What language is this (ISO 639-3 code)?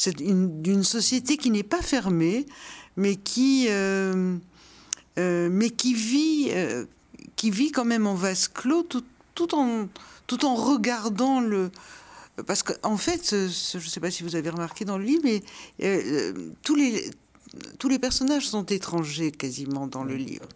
fra